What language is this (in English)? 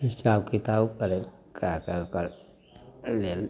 Maithili